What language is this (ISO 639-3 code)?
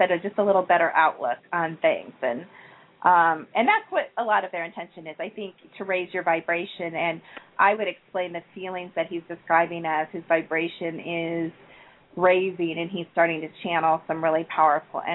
eng